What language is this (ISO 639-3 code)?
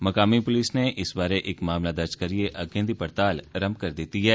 doi